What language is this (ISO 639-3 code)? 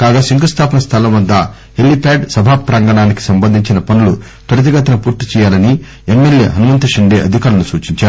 tel